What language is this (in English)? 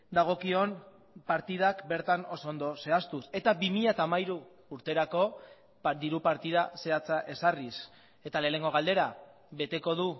Basque